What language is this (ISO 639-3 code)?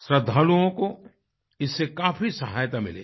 hin